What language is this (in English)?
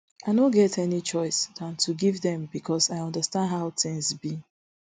Nigerian Pidgin